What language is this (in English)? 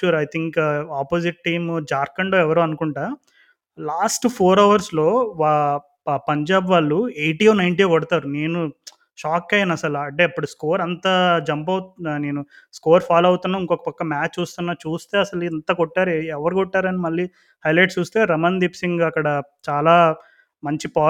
Telugu